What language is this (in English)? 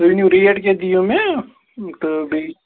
Kashmiri